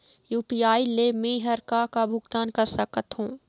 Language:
Chhattisgarhi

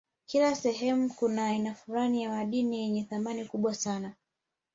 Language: Swahili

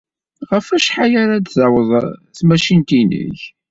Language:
Kabyle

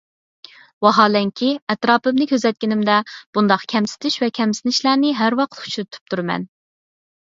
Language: Uyghur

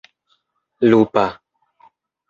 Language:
Esperanto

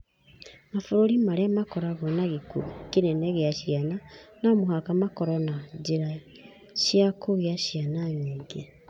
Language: Kikuyu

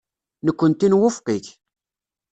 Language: Kabyle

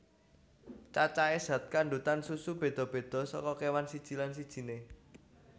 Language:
Javanese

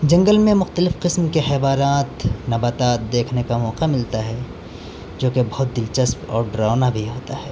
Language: Urdu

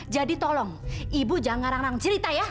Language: Indonesian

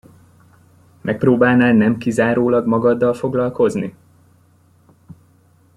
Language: Hungarian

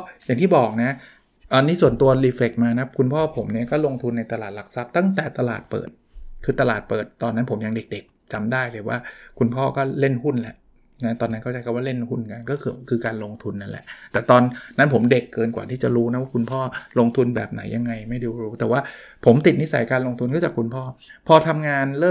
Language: Thai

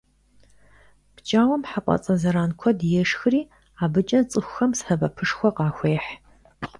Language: Kabardian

